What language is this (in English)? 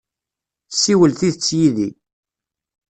Kabyle